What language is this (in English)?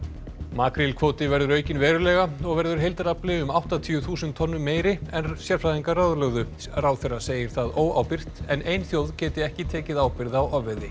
Icelandic